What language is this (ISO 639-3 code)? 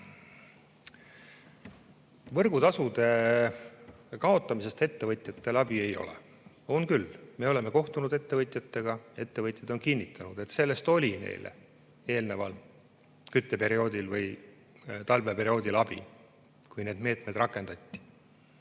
est